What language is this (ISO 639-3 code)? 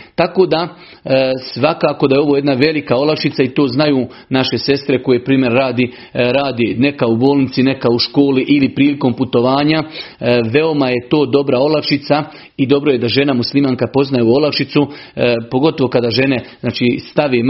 hrv